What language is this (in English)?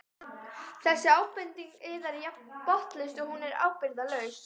Icelandic